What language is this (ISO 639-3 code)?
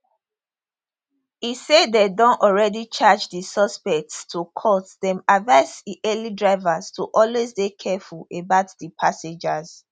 pcm